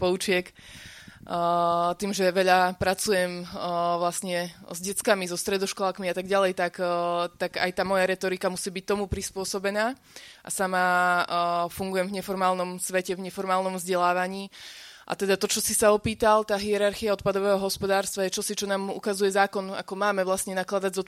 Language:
Slovak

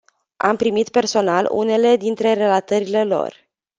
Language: Romanian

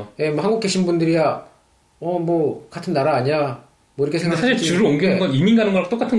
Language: Korean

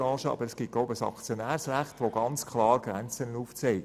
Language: Swiss German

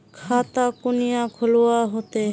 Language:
Magahi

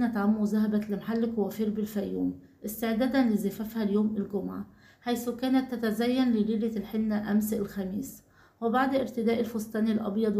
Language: Arabic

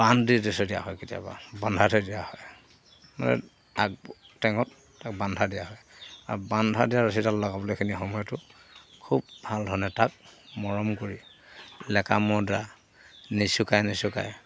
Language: Assamese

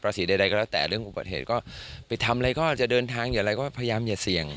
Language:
Thai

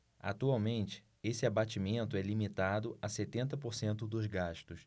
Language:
Portuguese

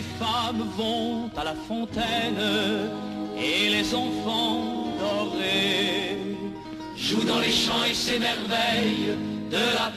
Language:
French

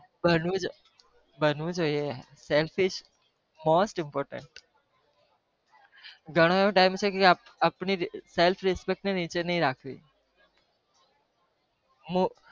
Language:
Gujarati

